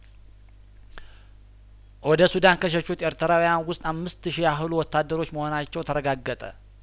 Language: Amharic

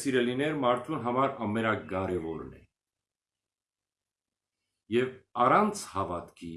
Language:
Armenian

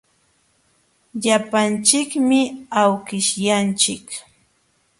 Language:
Jauja Wanca Quechua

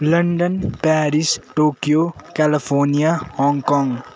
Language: Nepali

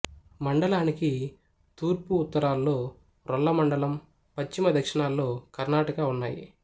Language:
Telugu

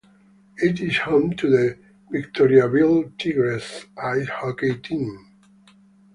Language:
English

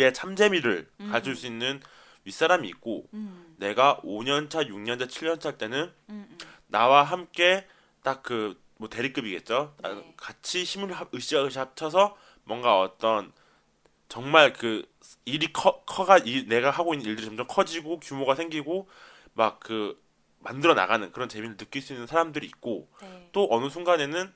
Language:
Korean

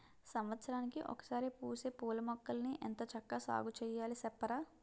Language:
Telugu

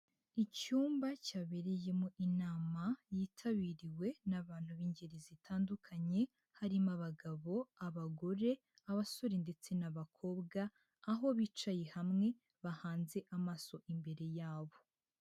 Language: Kinyarwanda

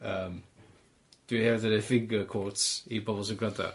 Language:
Welsh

